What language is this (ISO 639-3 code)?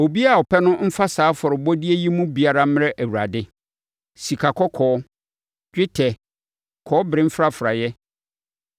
aka